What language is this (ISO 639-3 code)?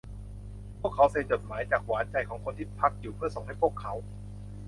tha